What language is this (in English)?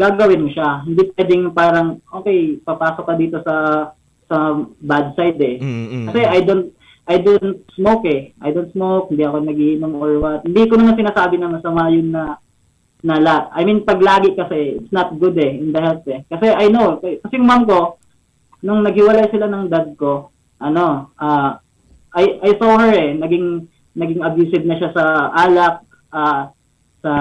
Filipino